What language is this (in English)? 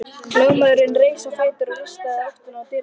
Icelandic